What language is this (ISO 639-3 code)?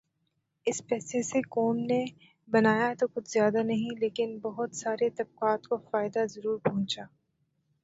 urd